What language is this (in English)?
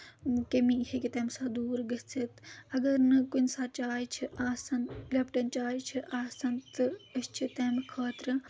Kashmiri